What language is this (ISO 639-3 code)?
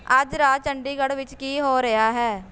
pan